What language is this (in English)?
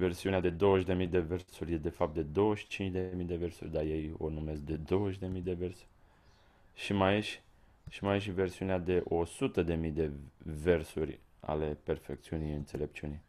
Romanian